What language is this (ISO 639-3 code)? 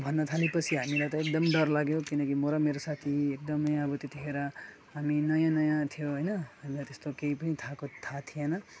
nep